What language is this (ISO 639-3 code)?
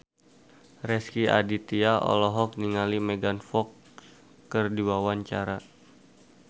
sun